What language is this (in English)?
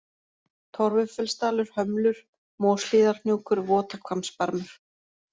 Icelandic